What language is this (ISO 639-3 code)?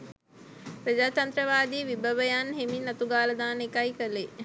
sin